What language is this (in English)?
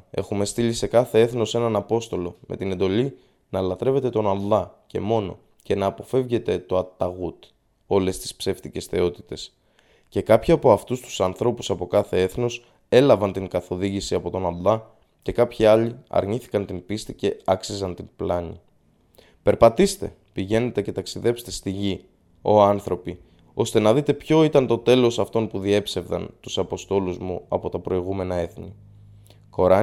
Greek